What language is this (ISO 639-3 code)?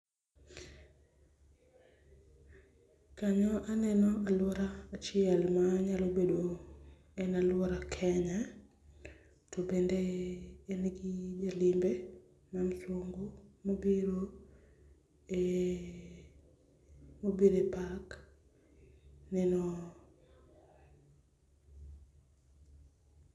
luo